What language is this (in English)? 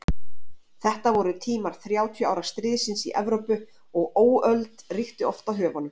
Icelandic